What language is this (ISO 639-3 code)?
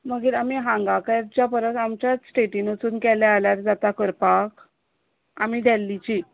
kok